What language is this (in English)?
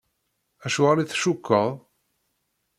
Kabyle